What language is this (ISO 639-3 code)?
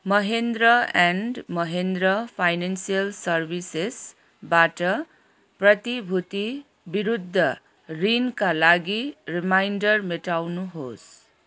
nep